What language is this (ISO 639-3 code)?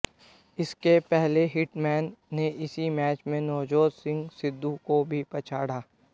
hin